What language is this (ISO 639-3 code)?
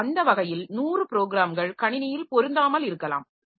tam